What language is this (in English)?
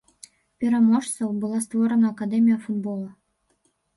Belarusian